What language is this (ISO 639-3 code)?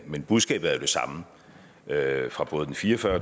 dan